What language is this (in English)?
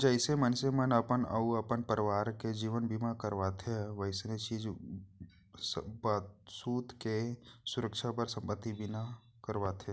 Chhattisgarhi